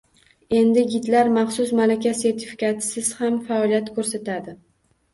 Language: Uzbek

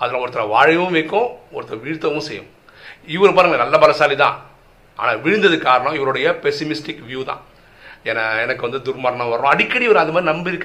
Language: Tamil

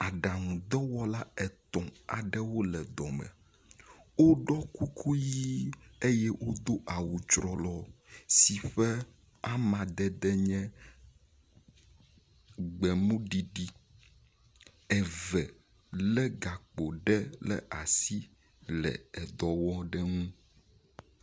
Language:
Ewe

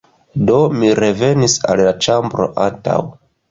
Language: Esperanto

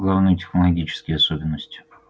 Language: Russian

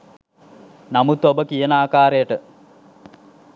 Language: Sinhala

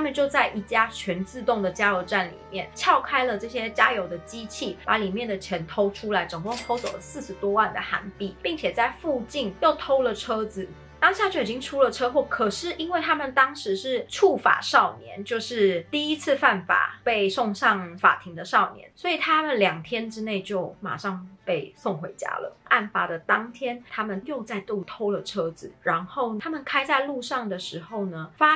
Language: Chinese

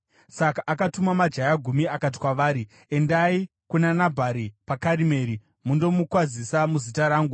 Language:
Shona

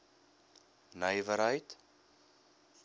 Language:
Afrikaans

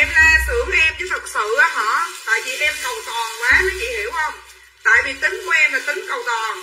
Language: Vietnamese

